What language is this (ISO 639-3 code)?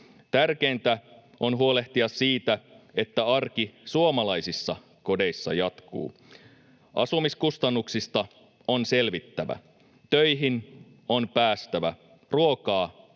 fin